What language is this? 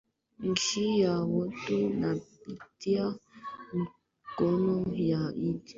Swahili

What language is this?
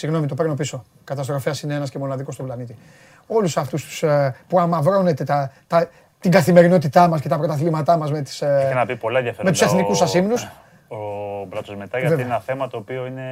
Greek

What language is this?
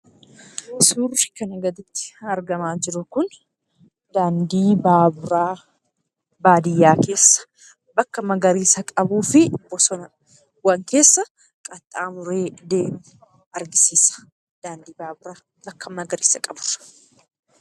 Oromo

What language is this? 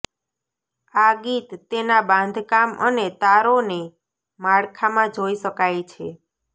Gujarati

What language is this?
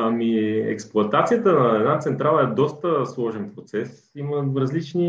Bulgarian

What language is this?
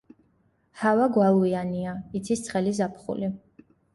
Georgian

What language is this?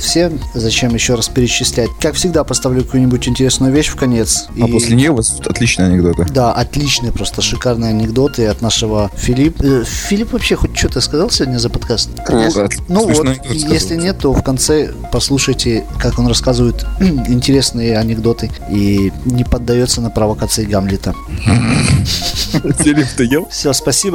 Russian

